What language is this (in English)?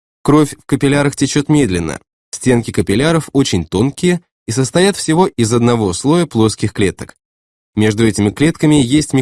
Russian